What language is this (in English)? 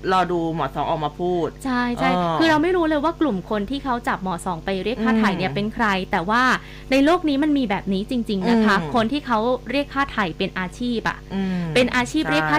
Thai